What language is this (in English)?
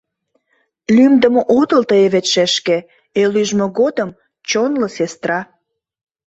Mari